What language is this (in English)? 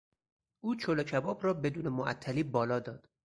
Persian